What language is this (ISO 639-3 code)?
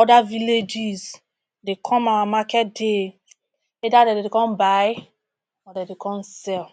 pcm